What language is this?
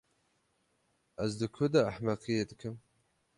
Kurdish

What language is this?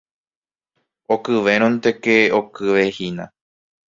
Guarani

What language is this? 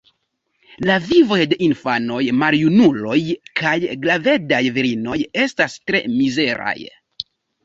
Esperanto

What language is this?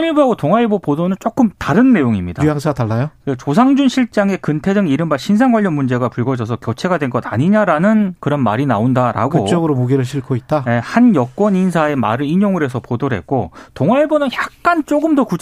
Korean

